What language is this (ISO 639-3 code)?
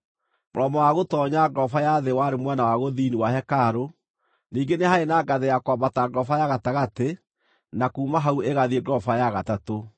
kik